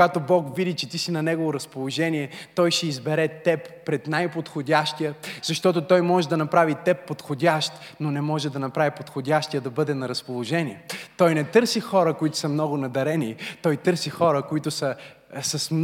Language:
Bulgarian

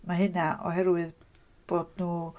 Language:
Welsh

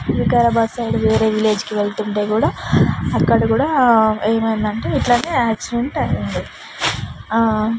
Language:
Telugu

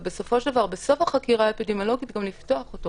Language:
Hebrew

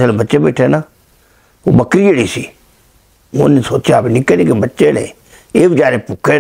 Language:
Punjabi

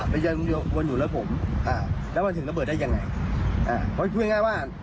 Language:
Thai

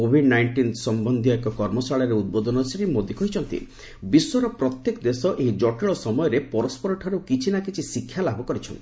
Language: Odia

